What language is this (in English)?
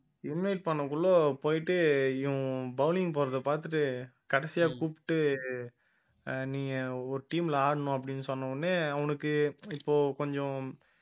Tamil